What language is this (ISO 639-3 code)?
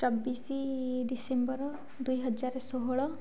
ori